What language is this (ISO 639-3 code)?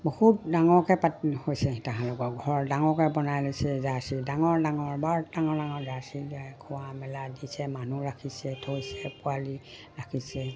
asm